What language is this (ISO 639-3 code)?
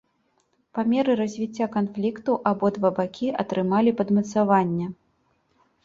bel